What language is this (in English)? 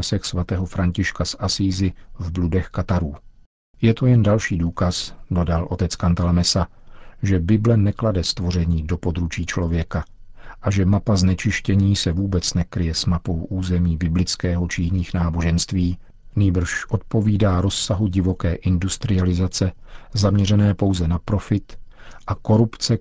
Czech